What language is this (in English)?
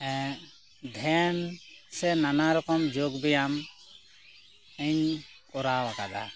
Santali